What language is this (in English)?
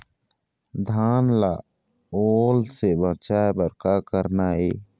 Chhattisgarhi